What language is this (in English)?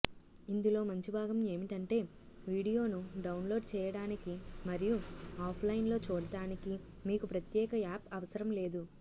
Telugu